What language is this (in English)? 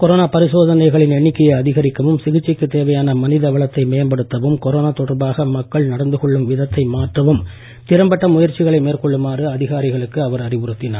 Tamil